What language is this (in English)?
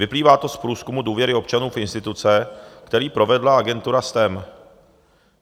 Czech